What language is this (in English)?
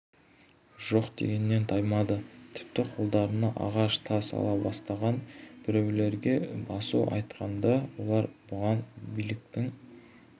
Kazakh